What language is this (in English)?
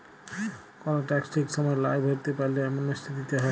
Bangla